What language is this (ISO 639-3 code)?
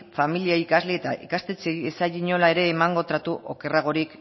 eus